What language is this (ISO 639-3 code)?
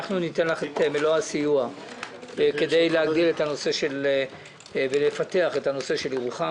heb